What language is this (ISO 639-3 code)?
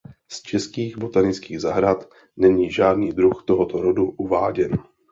ces